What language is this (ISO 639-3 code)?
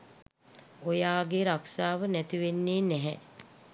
sin